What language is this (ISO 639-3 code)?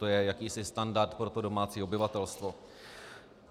ces